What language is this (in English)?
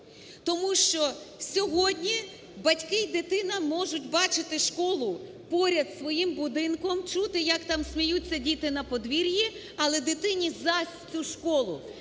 Ukrainian